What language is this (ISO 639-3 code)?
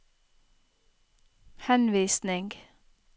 nor